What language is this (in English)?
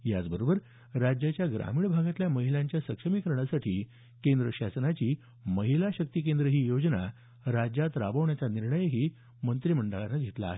Marathi